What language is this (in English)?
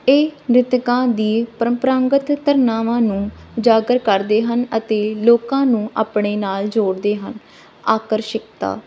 Punjabi